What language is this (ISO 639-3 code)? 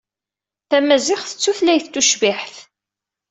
kab